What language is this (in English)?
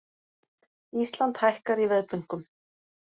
Icelandic